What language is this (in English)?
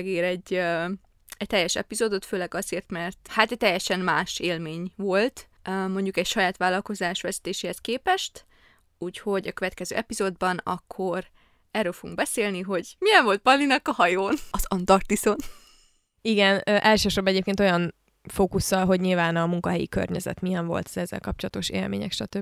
Hungarian